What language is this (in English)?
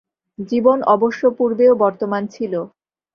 Bangla